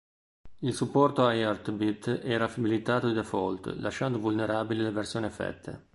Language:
Italian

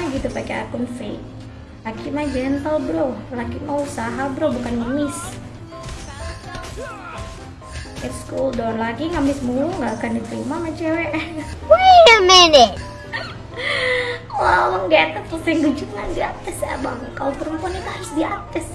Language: Indonesian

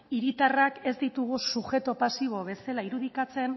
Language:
Basque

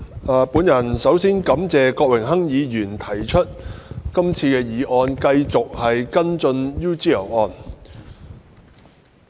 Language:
Cantonese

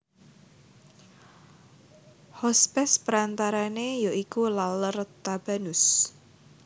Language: Javanese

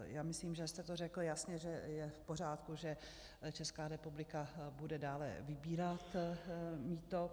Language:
Czech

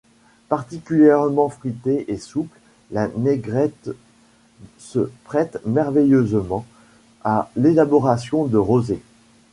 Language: French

